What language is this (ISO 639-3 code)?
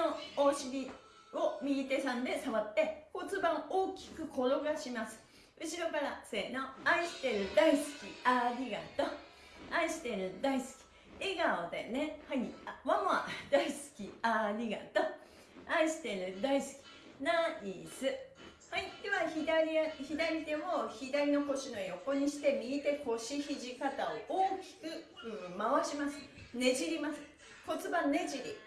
jpn